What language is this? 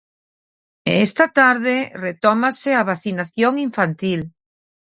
Galician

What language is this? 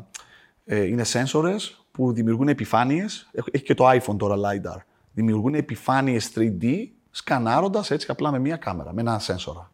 Greek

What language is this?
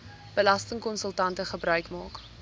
Afrikaans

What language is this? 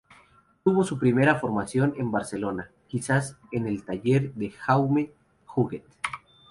Spanish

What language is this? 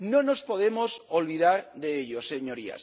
Spanish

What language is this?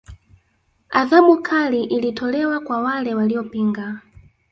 Swahili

